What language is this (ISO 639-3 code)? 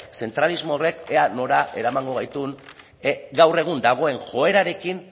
eus